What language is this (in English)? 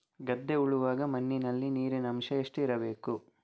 Kannada